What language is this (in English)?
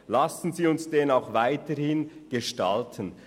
Swiss German